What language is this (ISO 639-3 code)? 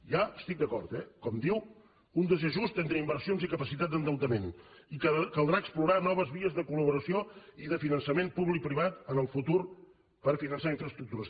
cat